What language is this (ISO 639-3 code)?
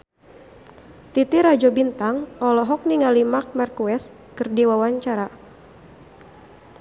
sun